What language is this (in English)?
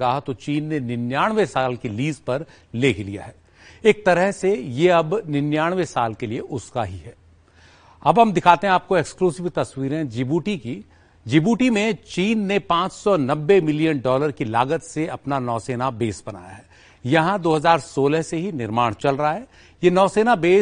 Hindi